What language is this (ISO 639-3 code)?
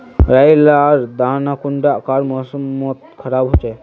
mag